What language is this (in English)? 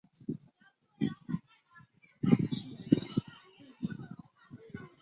Chinese